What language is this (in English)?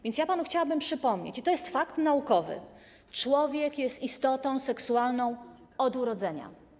Polish